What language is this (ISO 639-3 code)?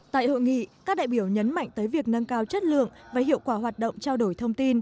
vie